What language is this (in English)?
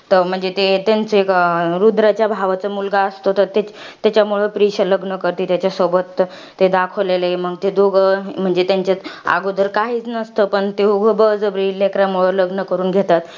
Marathi